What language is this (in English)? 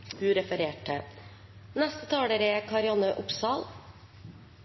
Norwegian Bokmål